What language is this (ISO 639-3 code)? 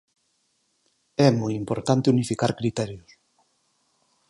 glg